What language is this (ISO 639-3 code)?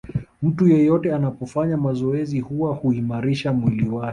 swa